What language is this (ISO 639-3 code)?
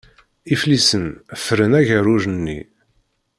kab